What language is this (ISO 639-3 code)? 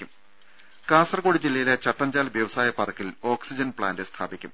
mal